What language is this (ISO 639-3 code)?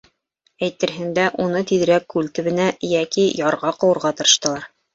bak